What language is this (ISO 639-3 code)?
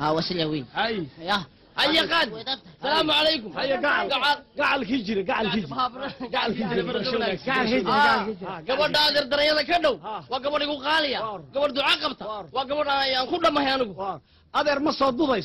ara